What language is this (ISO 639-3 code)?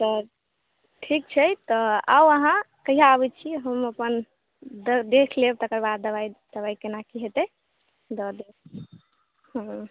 mai